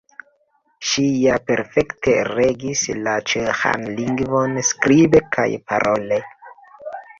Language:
Esperanto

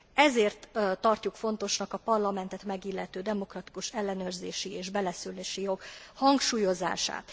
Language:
Hungarian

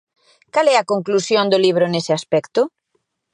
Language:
Galician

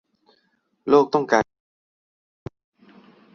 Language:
Thai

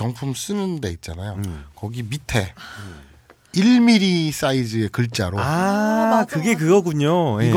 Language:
Korean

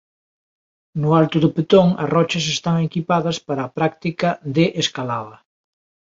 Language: Galician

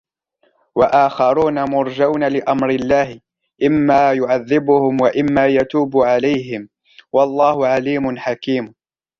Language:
Arabic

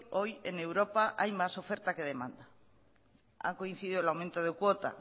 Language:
Spanish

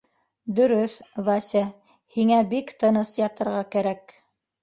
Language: Bashkir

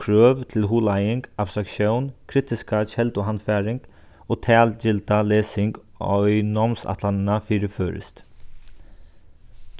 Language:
Faroese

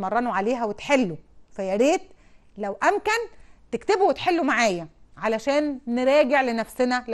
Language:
Arabic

